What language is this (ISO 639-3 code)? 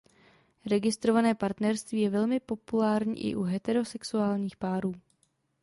ces